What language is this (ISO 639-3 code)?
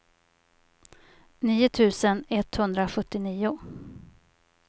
swe